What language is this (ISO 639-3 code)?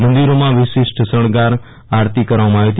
guj